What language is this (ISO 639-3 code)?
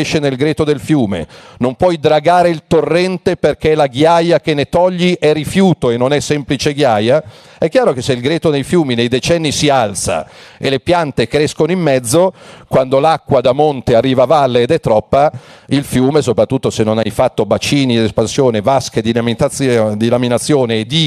ita